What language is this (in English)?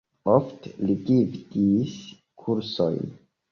Esperanto